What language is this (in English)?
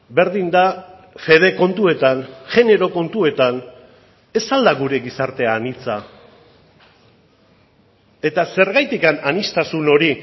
Basque